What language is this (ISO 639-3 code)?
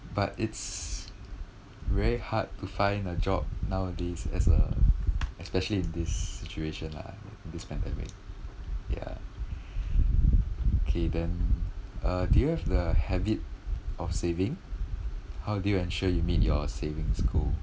eng